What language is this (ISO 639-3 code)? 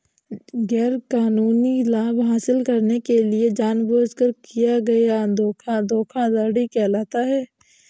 hin